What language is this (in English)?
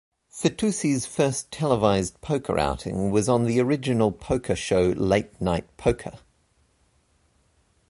English